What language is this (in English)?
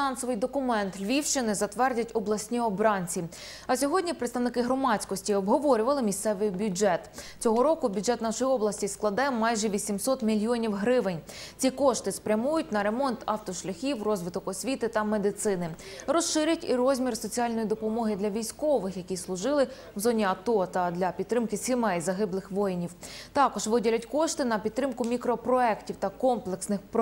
Ukrainian